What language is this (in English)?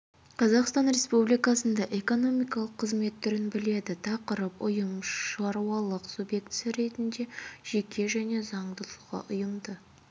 Kazakh